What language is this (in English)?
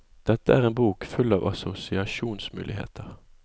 Norwegian